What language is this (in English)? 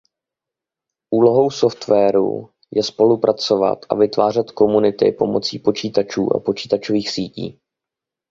Czech